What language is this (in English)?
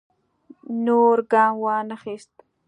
Pashto